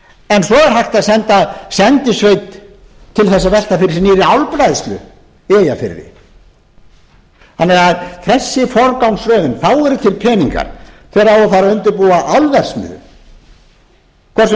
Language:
Icelandic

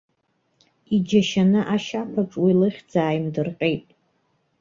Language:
Abkhazian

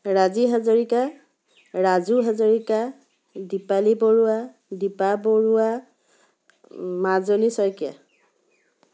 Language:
Assamese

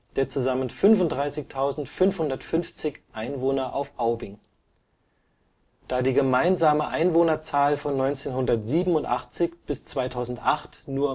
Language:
German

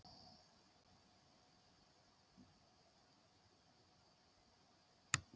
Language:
Icelandic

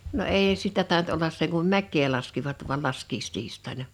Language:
Finnish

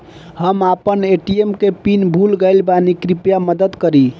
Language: Bhojpuri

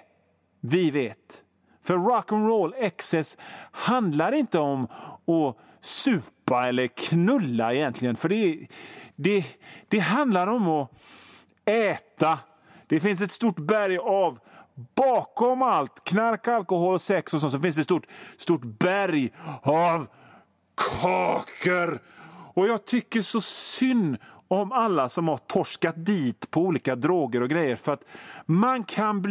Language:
Swedish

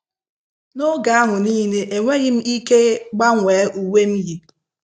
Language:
Igbo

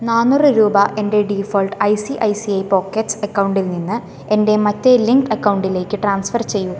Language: Malayalam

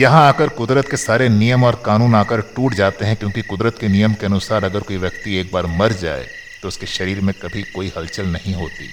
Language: Hindi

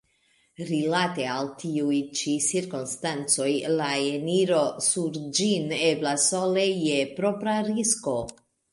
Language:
Esperanto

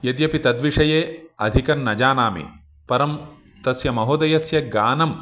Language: Sanskrit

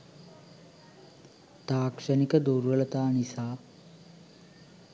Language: Sinhala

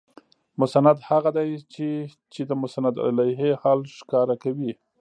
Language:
Pashto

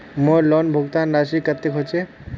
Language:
Magahi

